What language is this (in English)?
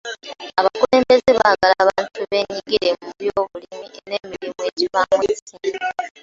Ganda